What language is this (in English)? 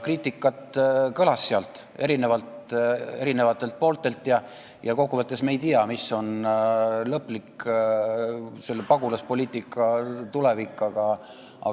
Estonian